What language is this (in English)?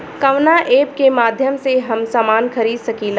Bhojpuri